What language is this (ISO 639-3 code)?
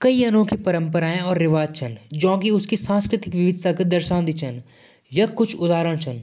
jns